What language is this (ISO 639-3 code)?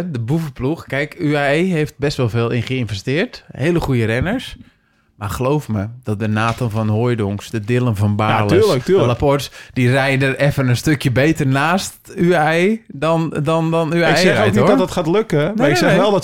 nld